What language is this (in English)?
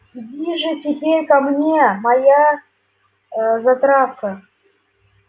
Russian